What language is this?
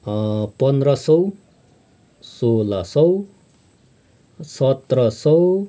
Nepali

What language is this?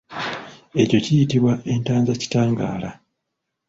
Ganda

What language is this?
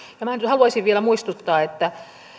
Finnish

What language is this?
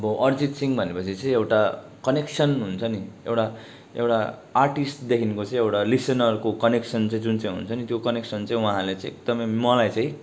Nepali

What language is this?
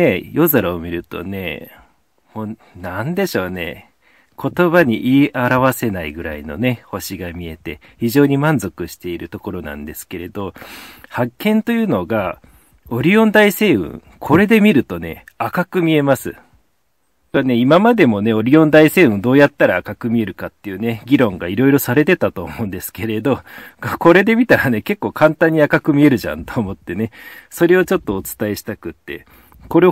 Japanese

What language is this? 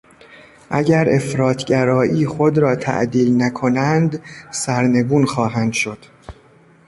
Persian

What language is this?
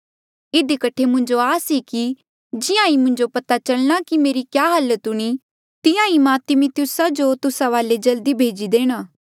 Mandeali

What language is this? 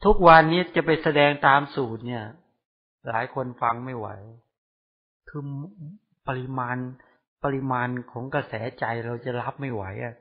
Thai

